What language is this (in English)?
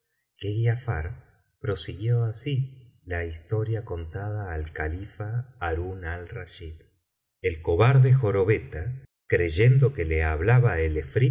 Spanish